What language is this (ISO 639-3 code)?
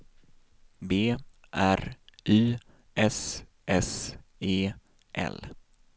swe